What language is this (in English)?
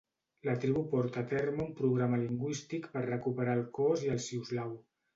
Catalan